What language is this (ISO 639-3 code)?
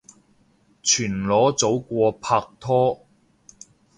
yue